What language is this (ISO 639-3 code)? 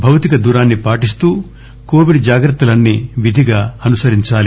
tel